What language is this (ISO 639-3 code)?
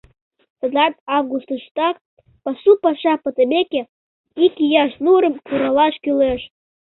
chm